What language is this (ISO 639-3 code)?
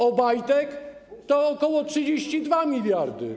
pol